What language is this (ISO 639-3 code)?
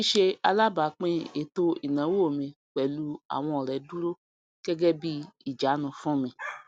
yor